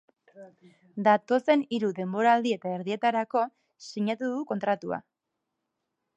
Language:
Basque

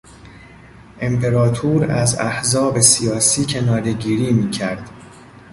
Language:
Persian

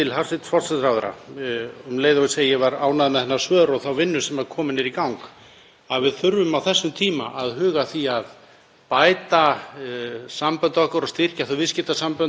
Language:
Icelandic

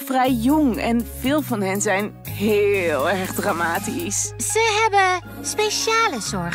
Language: Dutch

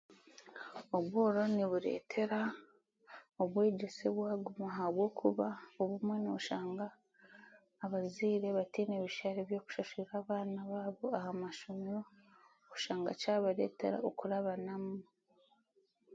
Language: Chiga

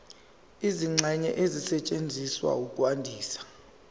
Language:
Zulu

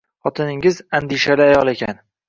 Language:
Uzbek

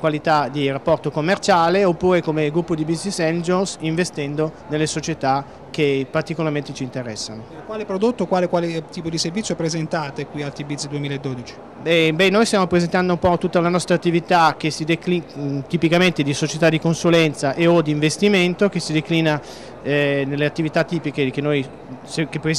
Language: Italian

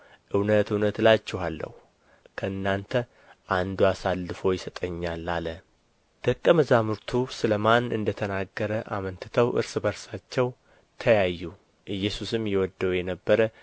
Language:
Amharic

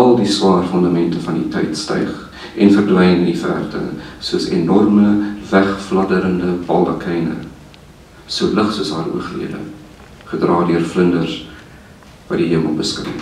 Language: Dutch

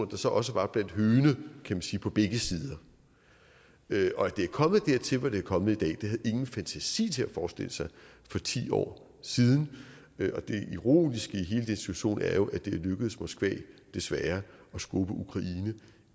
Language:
Danish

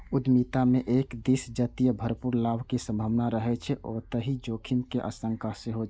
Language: Maithili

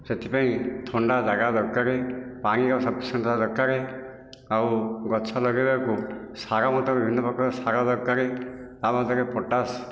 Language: Odia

